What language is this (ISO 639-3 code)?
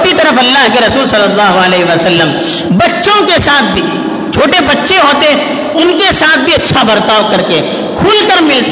urd